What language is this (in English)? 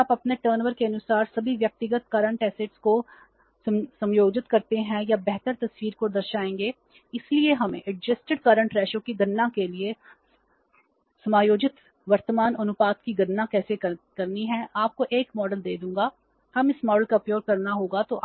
Hindi